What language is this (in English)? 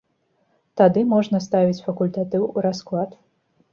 Belarusian